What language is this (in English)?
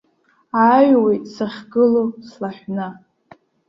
Abkhazian